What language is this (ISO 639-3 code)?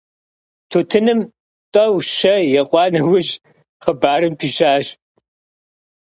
kbd